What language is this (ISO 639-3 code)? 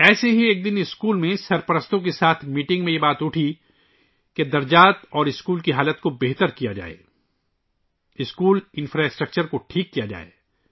urd